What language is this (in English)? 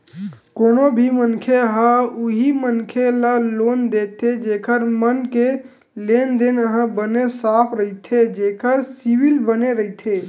Chhattisgarhi